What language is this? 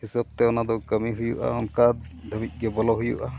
Santali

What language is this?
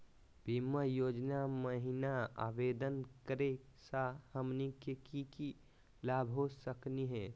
Magahi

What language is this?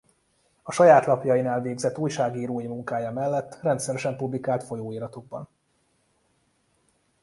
Hungarian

